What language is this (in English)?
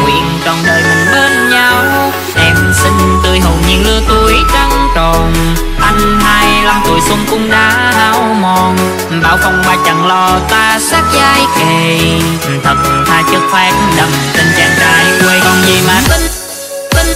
Vietnamese